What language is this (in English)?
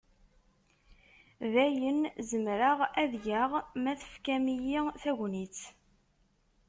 Kabyle